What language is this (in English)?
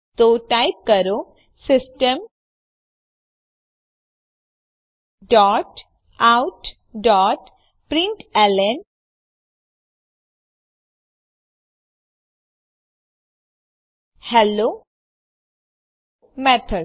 Gujarati